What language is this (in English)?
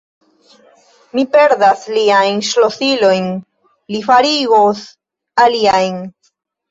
Esperanto